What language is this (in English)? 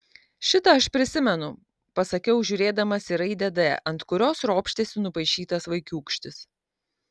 Lithuanian